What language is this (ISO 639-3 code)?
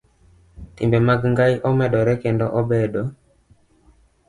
luo